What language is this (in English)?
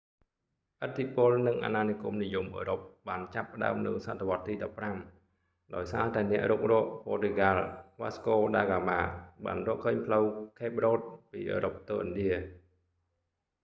Khmer